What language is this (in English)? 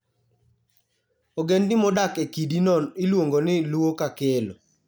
Luo (Kenya and Tanzania)